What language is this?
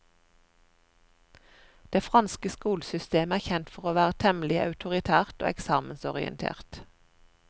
Norwegian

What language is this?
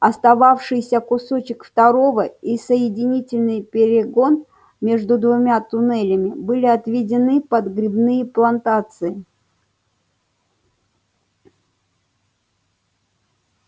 Russian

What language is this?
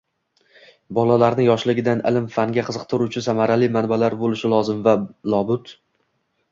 Uzbek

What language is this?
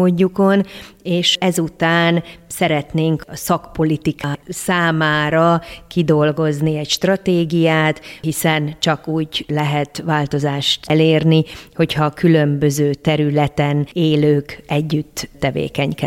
Hungarian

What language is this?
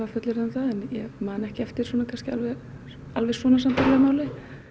Icelandic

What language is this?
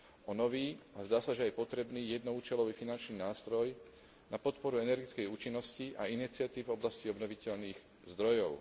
Slovak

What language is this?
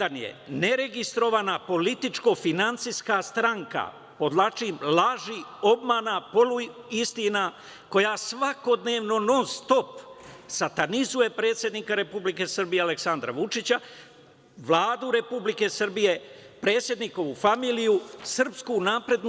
Serbian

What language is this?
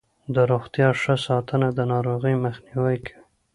Pashto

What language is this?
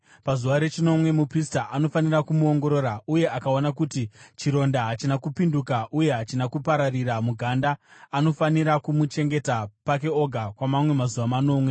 Shona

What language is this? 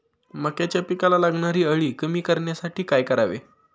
Marathi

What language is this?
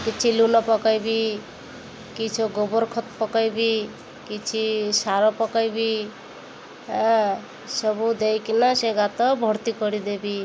Odia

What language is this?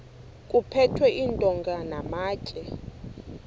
Xhosa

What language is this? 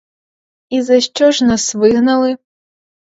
Ukrainian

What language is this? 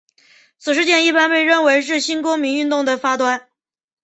Chinese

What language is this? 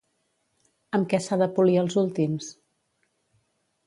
Catalan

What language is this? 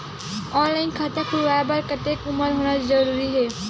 Chhattisgarhi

